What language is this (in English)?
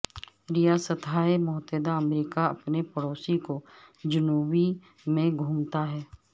Urdu